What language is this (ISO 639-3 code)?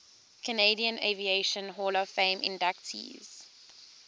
eng